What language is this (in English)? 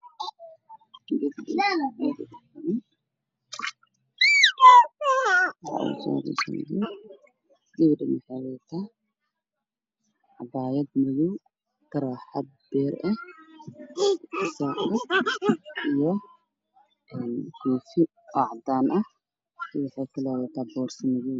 Somali